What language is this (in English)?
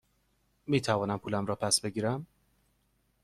Persian